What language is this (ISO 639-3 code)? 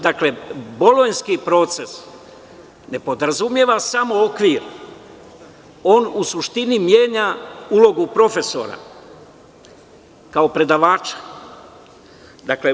srp